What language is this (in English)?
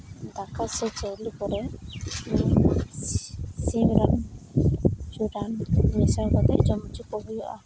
Santali